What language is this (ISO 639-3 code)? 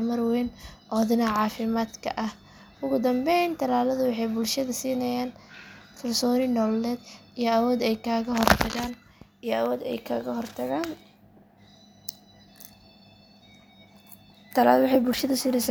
som